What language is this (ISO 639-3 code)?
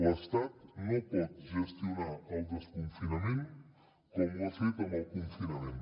cat